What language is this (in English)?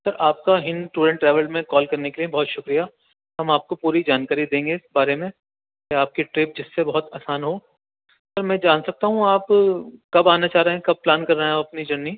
Urdu